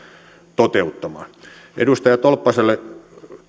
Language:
Finnish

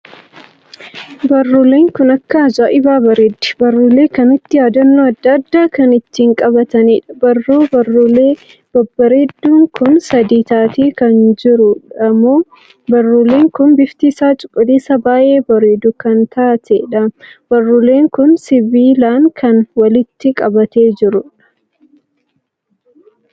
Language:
Oromo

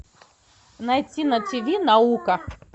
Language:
Russian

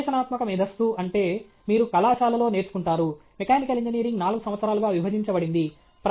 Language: Telugu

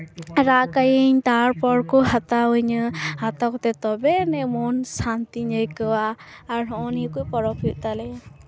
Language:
Santali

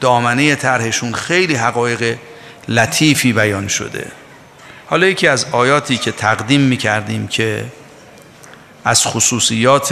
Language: Persian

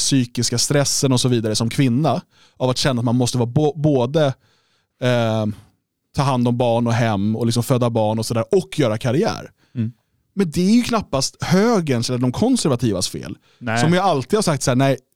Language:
Swedish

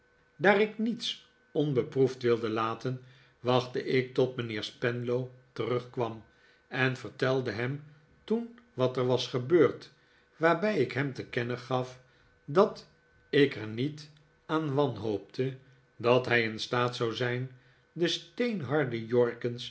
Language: Dutch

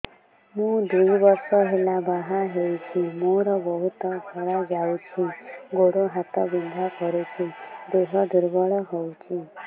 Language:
Odia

